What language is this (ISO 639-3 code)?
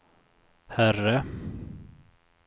swe